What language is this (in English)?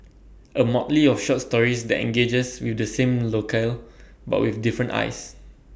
English